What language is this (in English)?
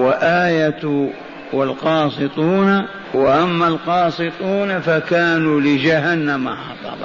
Arabic